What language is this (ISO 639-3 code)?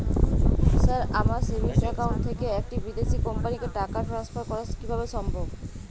ben